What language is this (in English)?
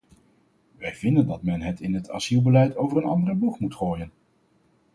Dutch